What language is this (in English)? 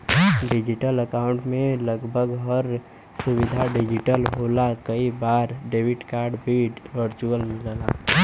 Bhojpuri